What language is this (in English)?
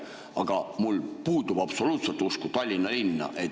Estonian